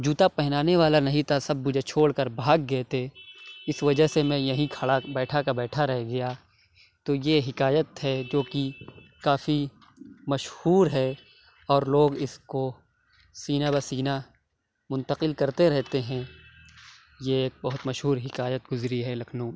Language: Urdu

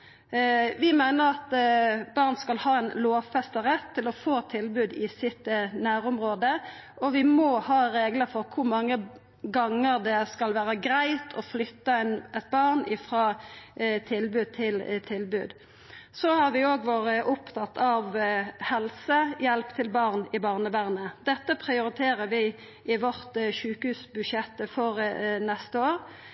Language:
Norwegian Nynorsk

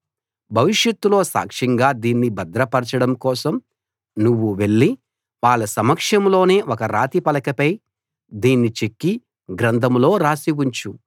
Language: Telugu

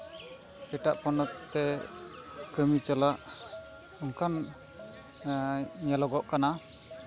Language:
Santali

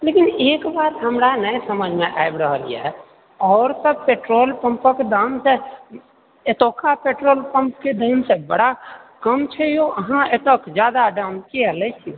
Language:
Maithili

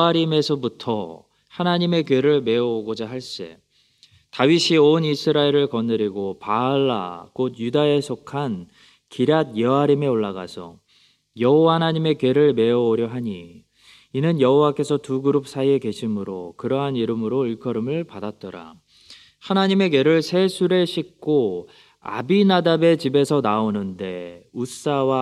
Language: Korean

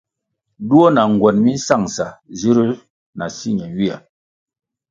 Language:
Kwasio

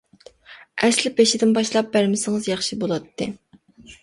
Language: Uyghur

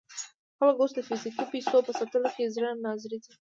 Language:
Pashto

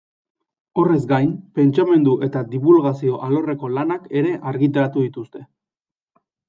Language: Basque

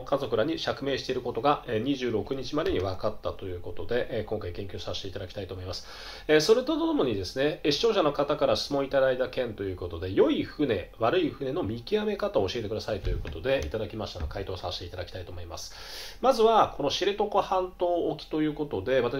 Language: Japanese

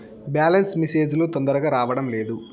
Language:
Telugu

